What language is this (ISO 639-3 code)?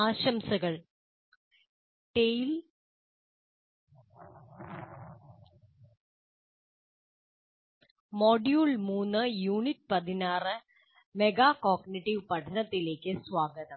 mal